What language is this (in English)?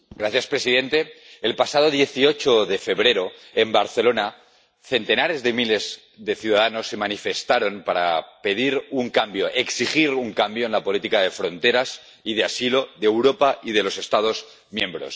Spanish